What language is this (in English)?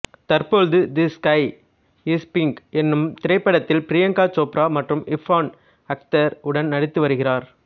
Tamil